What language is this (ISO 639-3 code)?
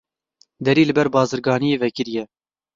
kur